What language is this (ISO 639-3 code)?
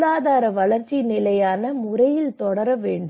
tam